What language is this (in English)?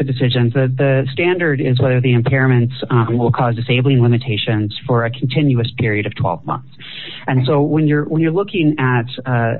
English